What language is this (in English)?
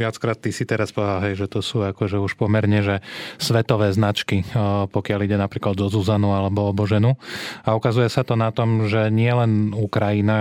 Slovak